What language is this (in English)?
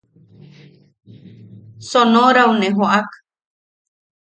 Yaqui